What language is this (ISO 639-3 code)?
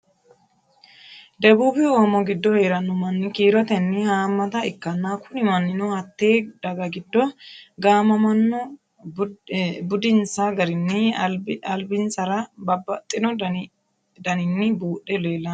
sid